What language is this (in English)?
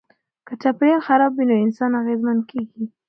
Pashto